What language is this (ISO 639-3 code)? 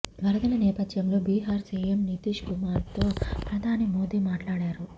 tel